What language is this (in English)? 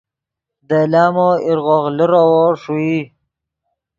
Yidgha